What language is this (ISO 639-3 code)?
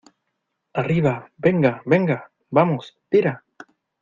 spa